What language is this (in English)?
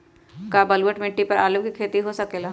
Magahi